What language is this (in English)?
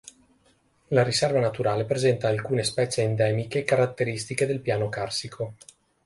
Italian